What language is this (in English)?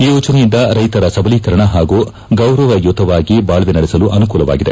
Kannada